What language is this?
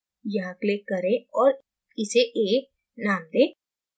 Hindi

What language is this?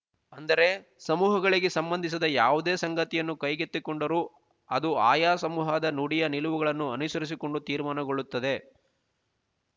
Kannada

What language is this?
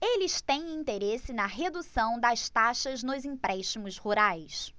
Portuguese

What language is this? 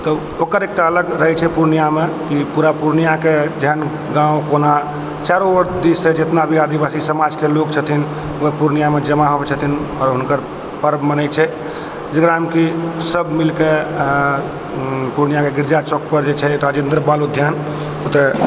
Maithili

